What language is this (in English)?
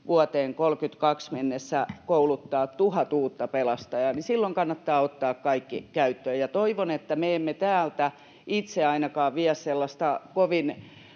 Finnish